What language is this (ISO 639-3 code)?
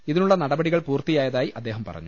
mal